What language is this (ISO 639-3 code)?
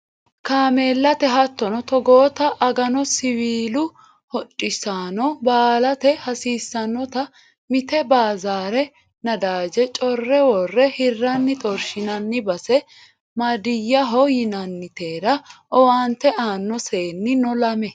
sid